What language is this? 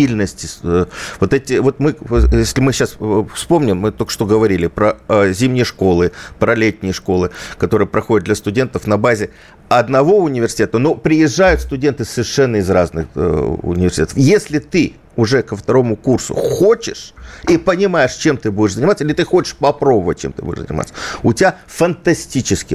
Russian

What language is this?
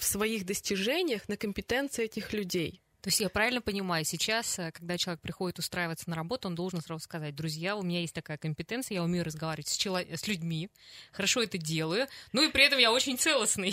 Russian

